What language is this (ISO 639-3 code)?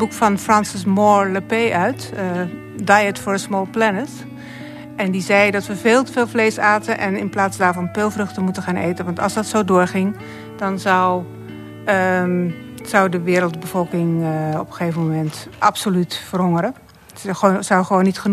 nld